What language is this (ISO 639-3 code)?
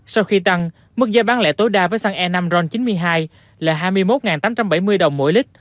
vie